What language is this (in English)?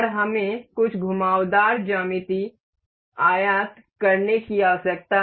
Hindi